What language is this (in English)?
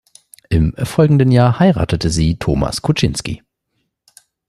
German